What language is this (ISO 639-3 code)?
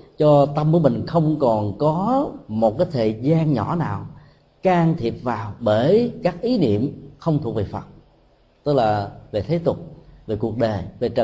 vie